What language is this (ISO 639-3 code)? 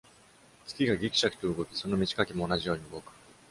jpn